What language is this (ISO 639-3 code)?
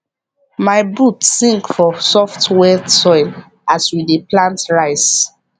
pcm